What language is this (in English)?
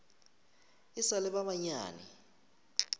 Northern Sotho